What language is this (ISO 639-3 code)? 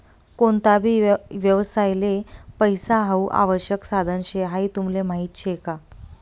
mar